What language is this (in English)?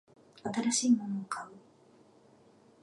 Japanese